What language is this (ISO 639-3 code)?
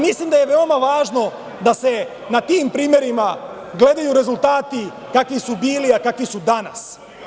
srp